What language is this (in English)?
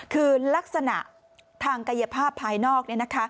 Thai